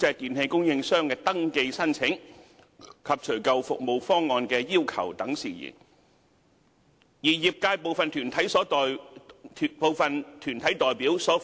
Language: Cantonese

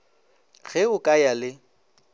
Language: Northern Sotho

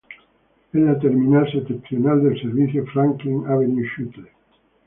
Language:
Spanish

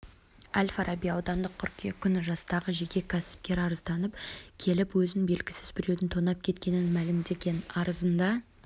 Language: Kazakh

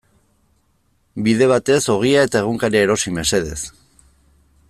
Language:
Basque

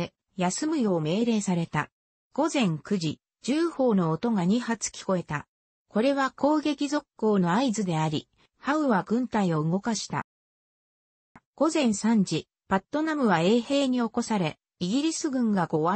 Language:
Japanese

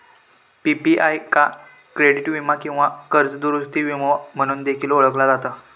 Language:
Marathi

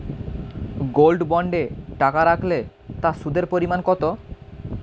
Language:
Bangla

